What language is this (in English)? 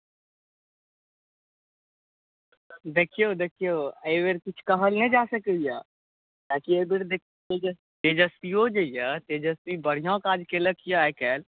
Maithili